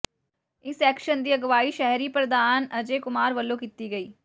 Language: Punjabi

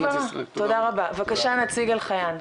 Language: Hebrew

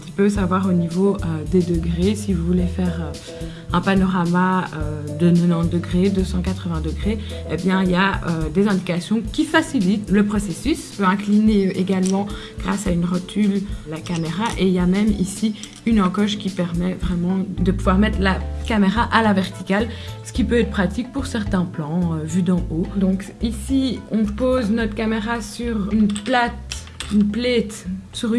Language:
French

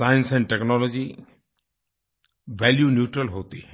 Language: Hindi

